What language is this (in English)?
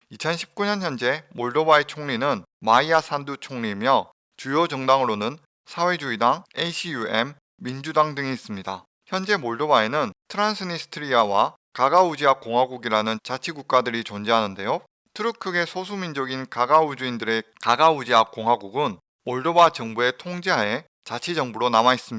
Korean